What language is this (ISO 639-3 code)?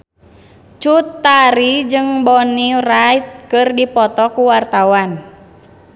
sun